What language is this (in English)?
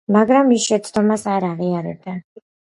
Georgian